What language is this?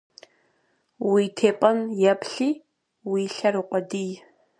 Kabardian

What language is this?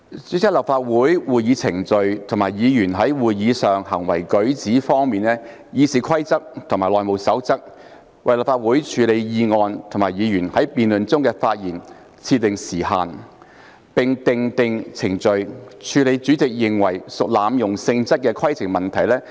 Cantonese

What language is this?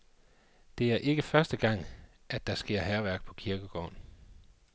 Danish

